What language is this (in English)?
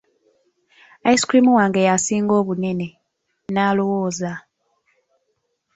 Ganda